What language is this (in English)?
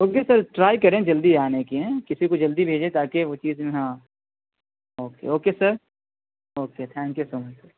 Urdu